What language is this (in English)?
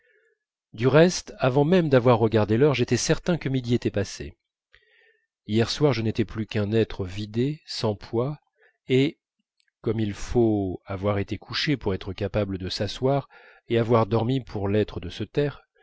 French